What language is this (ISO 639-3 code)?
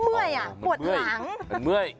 tha